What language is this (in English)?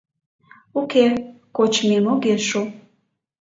Mari